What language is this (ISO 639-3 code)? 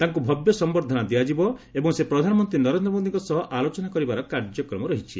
ori